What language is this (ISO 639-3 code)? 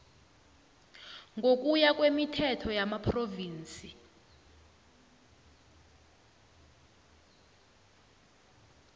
nbl